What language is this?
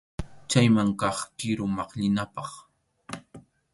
Arequipa-La Unión Quechua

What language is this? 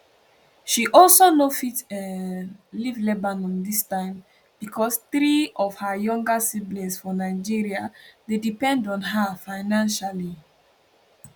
Nigerian Pidgin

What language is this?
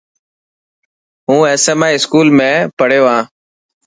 Dhatki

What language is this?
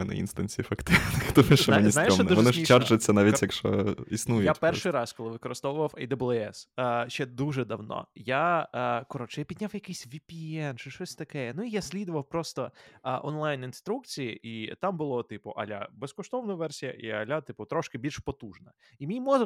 Ukrainian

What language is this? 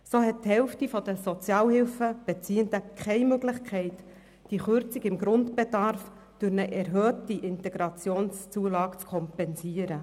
Swiss German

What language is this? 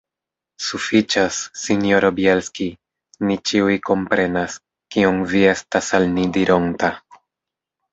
Esperanto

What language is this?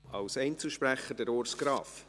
Swiss German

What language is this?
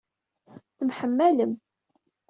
Kabyle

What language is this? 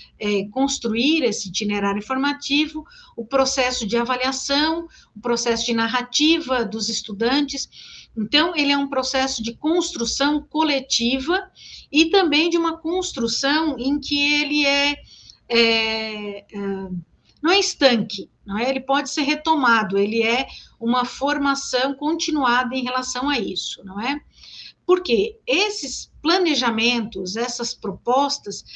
Portuguese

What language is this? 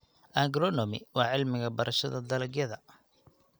Somali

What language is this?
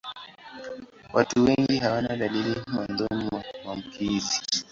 Swahili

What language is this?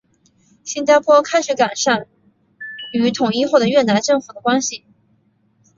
Chinese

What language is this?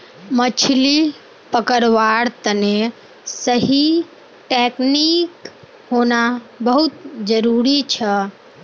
Magahi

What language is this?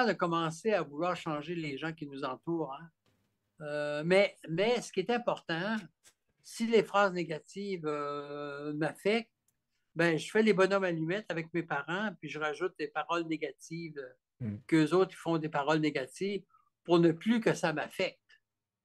French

